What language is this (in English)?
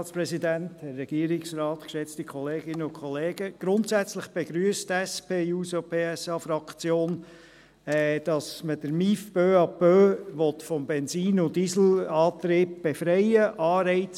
Swiss German